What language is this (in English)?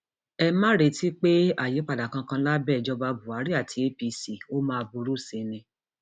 Yoruba